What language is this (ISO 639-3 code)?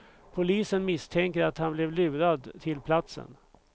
swe